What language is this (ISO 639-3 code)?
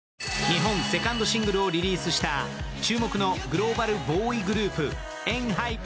jpn